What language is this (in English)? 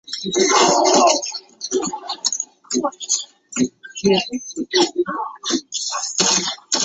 Chinese